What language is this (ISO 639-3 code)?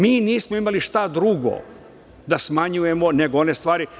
srp